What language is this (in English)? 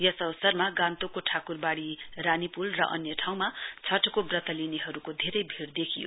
Nepali